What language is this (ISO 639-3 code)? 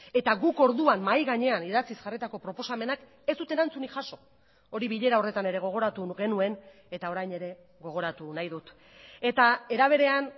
eus